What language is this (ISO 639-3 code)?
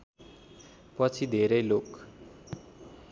nep